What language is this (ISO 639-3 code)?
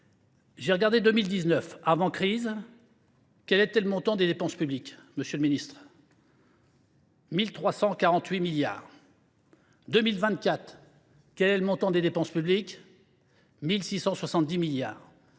fra